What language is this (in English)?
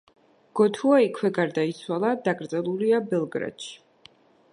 Georgian